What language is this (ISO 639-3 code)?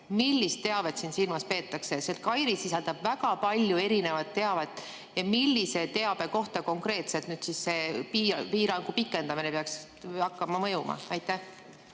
est